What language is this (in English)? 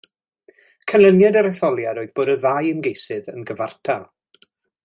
Welsh